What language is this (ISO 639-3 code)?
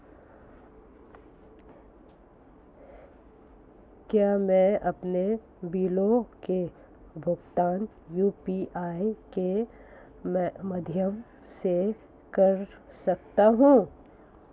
hin